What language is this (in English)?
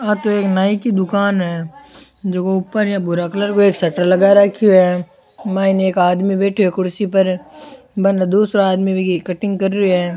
Rajasthani